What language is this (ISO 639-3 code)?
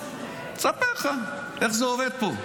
heb